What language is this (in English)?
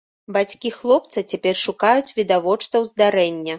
Belarusian